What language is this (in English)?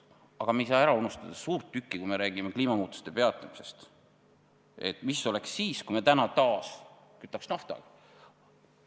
Estonian